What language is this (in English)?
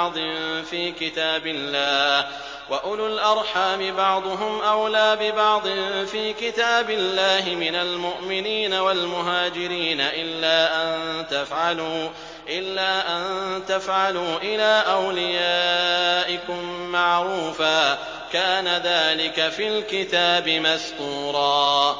Arabic